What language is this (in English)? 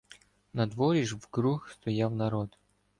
Ukrainian